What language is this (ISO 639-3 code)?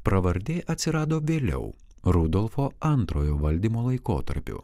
lit